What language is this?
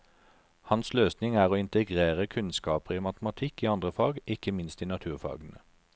Norwegian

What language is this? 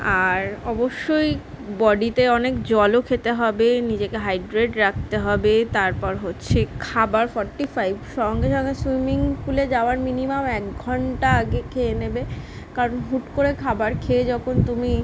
Bangla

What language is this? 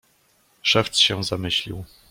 Polish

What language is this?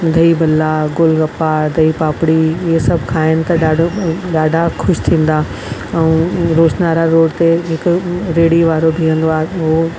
Sindhi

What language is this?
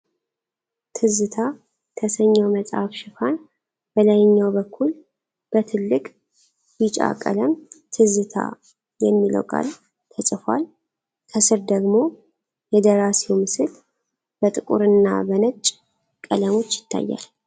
Amharic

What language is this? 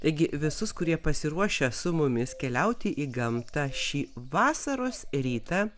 Lithuanian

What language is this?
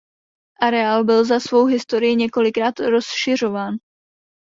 Czech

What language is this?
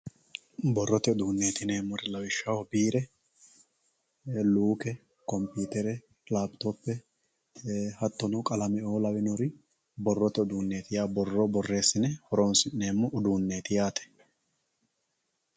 Sidamo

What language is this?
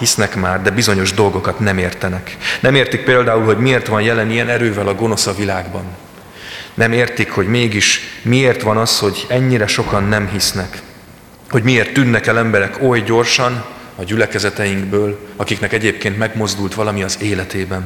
Hungarian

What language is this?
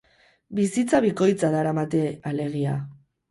Basque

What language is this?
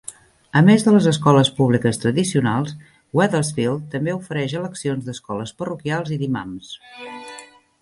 Catalan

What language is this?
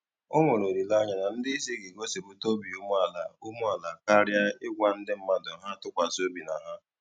Igbo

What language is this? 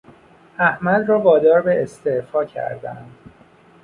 Persian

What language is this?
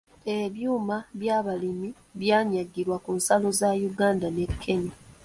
Ganda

